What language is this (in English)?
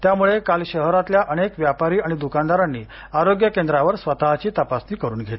Marathi